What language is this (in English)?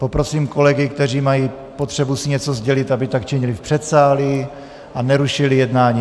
Czech